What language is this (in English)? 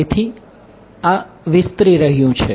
Gujarati